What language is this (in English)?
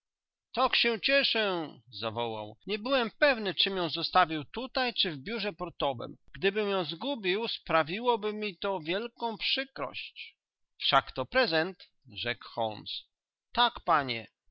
Polish